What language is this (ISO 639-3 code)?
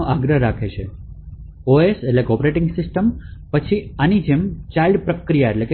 guj